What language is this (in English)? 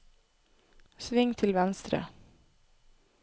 Norwegian